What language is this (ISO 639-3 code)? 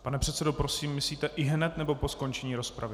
ces